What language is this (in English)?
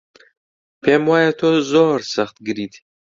Central Kurdish